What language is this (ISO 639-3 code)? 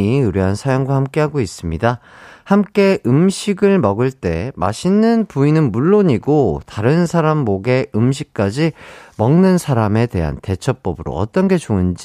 kor